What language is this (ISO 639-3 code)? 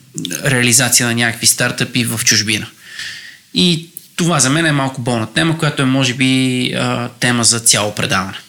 bul